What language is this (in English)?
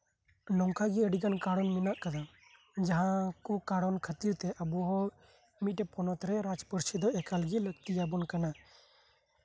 Santali